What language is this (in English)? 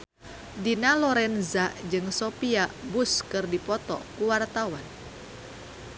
Sundanese